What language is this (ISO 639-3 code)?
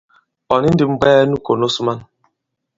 abb